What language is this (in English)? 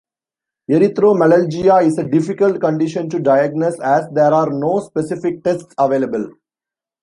English